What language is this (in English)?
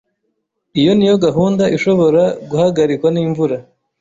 Kinyarwanda